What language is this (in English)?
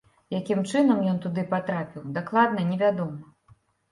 Belarusian